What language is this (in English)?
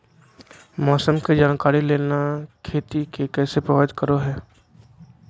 Magahi